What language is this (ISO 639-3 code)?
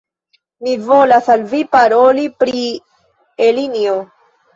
epo